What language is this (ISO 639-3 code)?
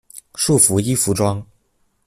zho